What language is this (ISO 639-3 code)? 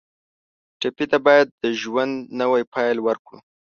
pus